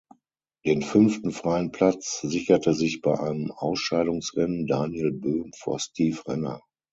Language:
German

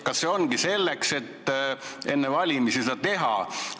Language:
Estonian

